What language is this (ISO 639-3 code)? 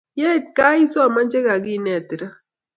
kln